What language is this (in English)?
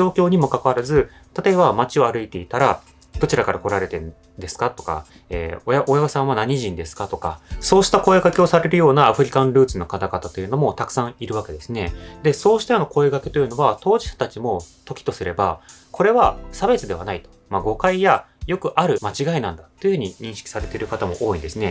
Japanese